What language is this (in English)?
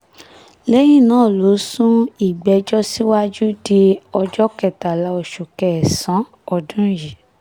Yoruba